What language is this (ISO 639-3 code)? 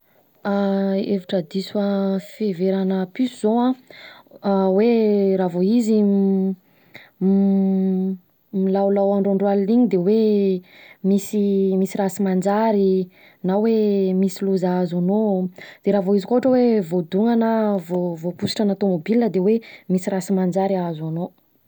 bzc